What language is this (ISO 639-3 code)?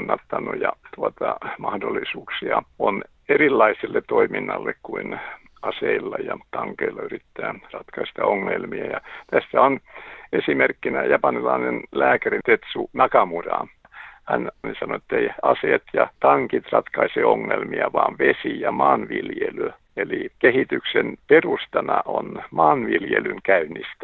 fin